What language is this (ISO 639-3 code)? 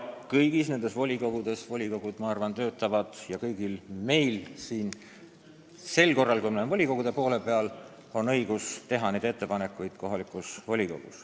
est